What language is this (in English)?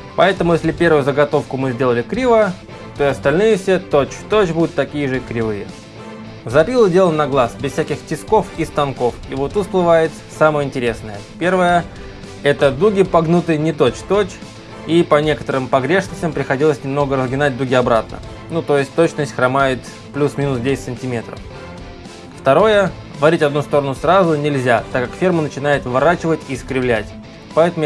Russian